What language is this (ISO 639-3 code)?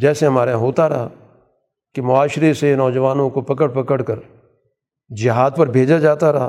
urd